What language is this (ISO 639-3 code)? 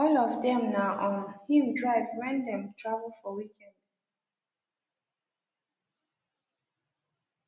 pcm